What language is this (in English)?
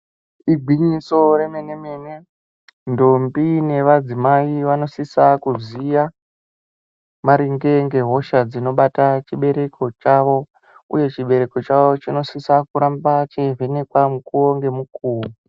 Ndau